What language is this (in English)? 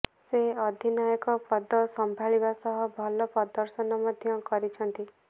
Odia